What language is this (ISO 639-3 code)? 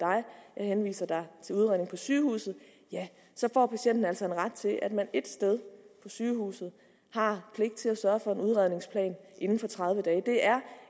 dan